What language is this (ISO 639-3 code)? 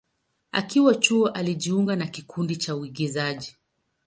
swa